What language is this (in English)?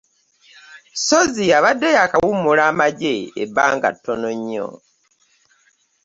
Ganda